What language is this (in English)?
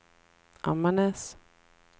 Swedish